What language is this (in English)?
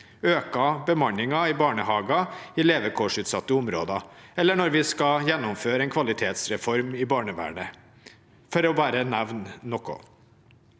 Norwegian